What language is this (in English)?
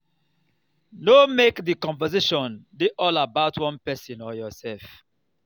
Nigerian Pidgin